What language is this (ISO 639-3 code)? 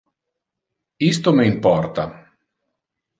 ina